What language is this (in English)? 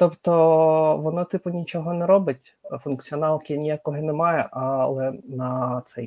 Ukrainian